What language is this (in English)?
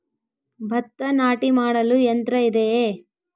Kannada